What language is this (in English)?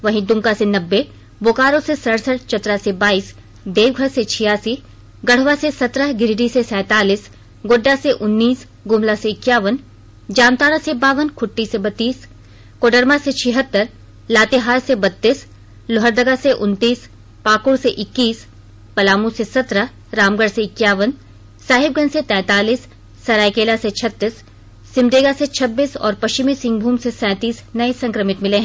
Hindi